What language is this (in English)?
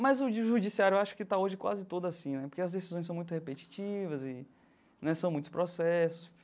Portuguese